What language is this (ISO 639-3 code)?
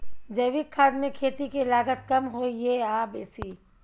mai